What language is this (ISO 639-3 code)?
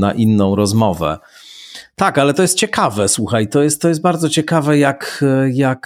pol